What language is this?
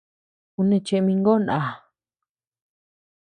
Tepeuxila Cuicatec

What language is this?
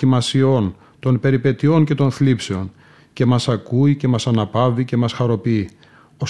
Greek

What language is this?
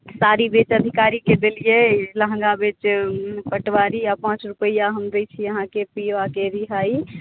Maithili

